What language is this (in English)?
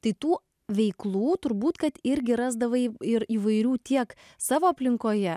Lithuanian